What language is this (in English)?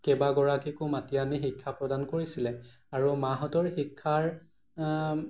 Assamese